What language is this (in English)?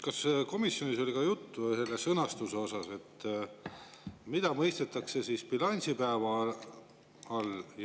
Estonian